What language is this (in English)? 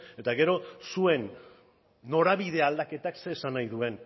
Basque